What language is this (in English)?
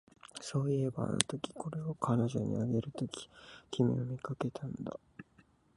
Japanese